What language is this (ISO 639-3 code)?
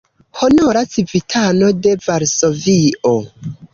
epo